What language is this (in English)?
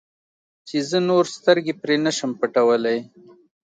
Pashto